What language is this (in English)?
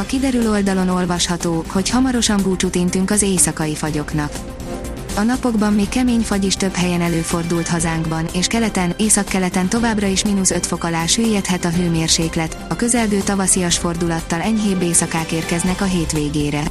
Hungarian